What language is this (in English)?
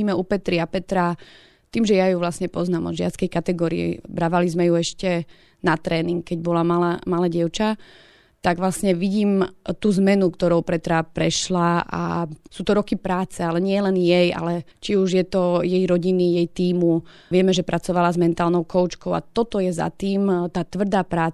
Slovak